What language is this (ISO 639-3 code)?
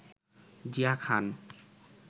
ben